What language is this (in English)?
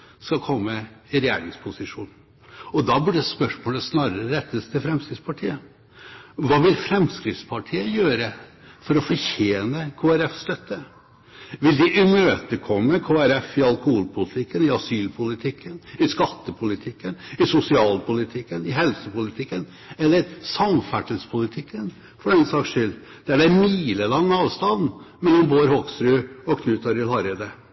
Norwegian Bokmål